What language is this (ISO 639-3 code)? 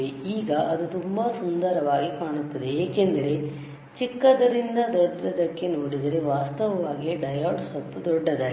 kan